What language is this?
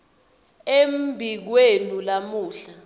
Swati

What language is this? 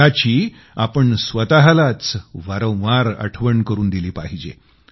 Marathi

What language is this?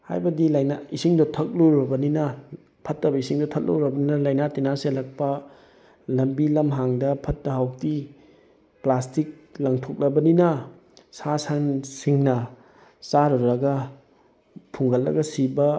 Manipuri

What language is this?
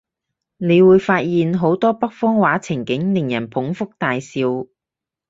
Cantonese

